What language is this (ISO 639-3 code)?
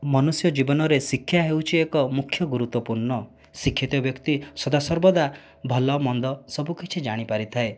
ori